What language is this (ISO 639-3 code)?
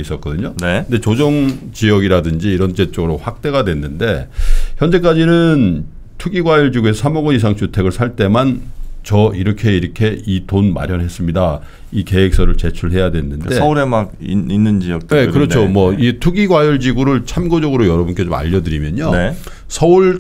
kor